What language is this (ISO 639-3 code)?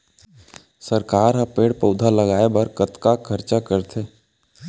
hne